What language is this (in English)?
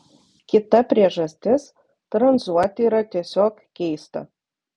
Lithuanian